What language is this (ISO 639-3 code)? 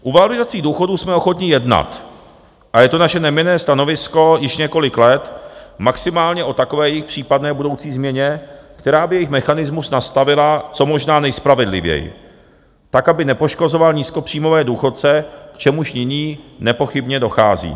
ces